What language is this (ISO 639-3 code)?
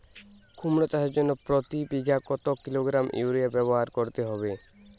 ben